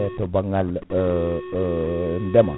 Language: Fula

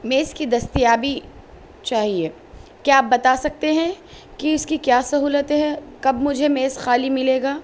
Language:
Urdu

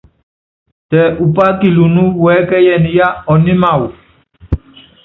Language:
Yangben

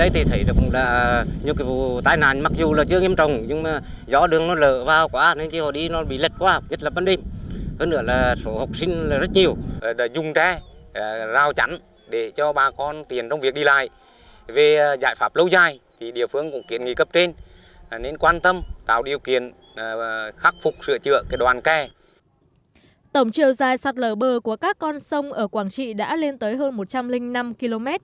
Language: Vietnamese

